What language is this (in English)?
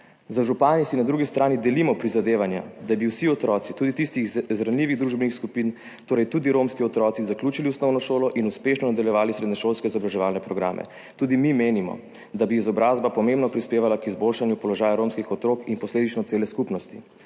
Slovenian